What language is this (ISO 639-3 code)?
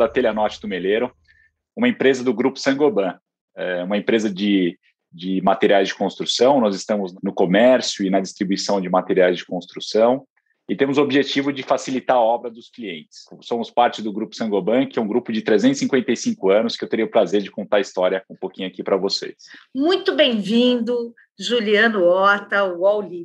por